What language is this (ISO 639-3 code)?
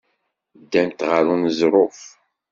kab